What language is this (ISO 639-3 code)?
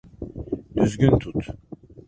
tur